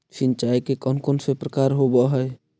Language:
Magahi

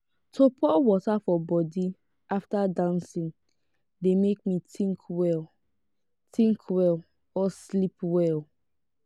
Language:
Nigerian Pidgin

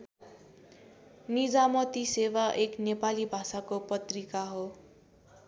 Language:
Nepali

